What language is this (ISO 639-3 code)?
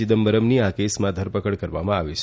guj